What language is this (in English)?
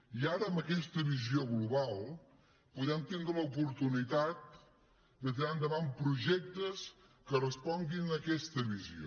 Catalan